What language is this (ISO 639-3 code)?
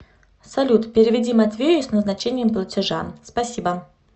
rus